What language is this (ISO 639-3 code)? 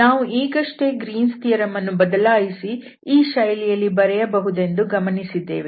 kan